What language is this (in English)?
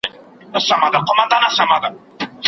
Pashto